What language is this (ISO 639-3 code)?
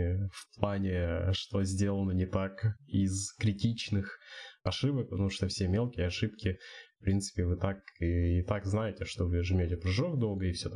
rus